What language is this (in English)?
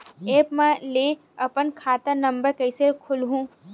Chhattisgarhi